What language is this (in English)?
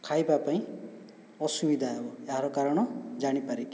Odia